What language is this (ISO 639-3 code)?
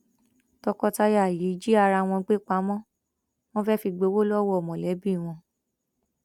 yor